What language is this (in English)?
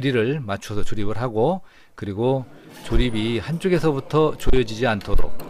Korean